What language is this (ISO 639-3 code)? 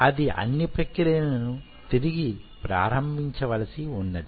tel